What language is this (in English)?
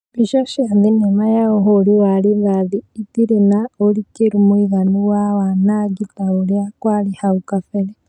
Kikuyu